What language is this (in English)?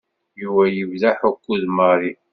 Kabyle